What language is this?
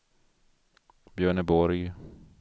Swedish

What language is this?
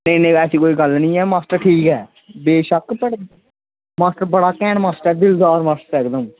Dogri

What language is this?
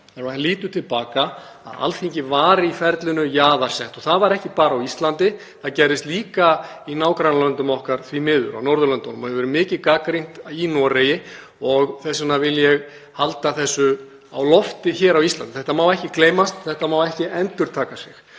Icelandic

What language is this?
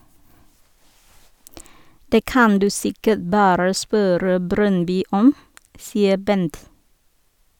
Norwegian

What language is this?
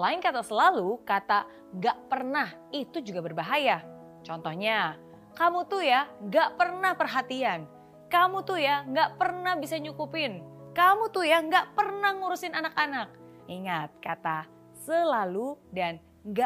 Indonesian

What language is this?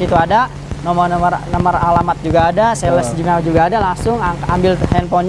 Indonesian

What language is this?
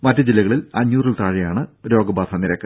Malayalam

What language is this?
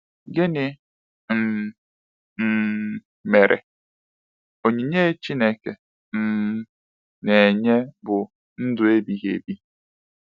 Igbo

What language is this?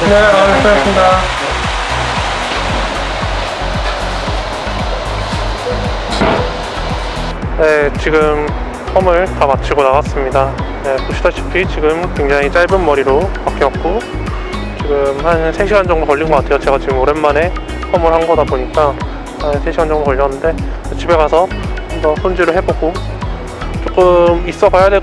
Korean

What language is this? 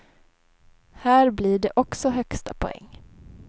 Swedish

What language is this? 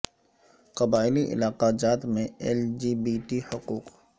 Urdu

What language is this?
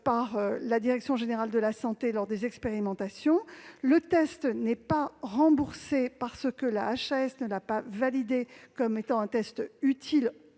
French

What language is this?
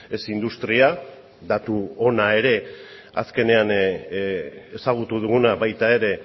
Basque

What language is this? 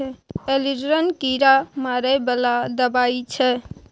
Maithili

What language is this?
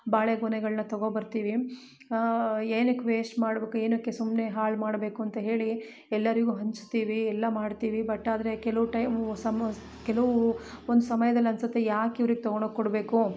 Kannada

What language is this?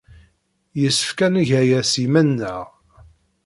Kabyle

